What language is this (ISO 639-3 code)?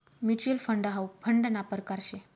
mar